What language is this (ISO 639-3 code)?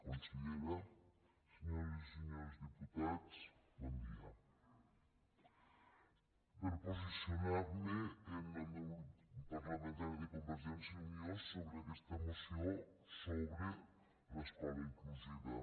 cat